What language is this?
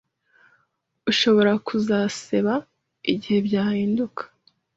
Kinyarwanda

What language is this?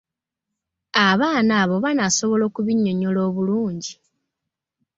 Ganda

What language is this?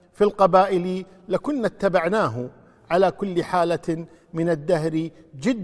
Arabic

